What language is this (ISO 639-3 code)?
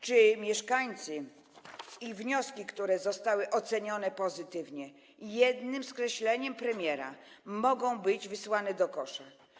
pol